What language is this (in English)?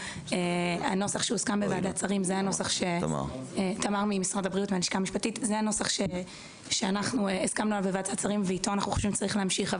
Hebrew